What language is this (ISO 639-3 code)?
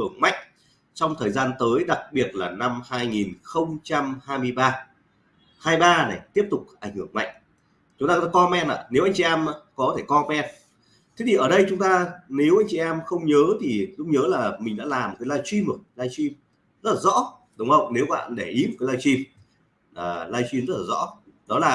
vie